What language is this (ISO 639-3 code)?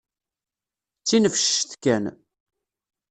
kab